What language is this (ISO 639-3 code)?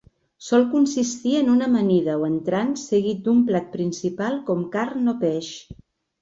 cat